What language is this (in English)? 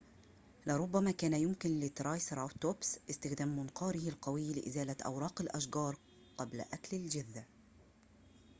Arabic